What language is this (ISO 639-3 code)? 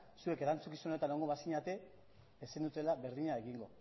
eus